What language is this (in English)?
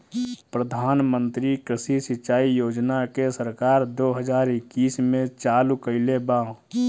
Bhojpuri